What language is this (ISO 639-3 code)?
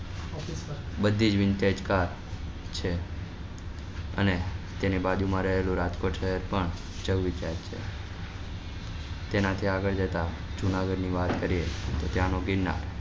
guj